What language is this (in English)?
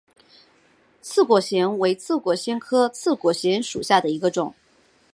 Chinese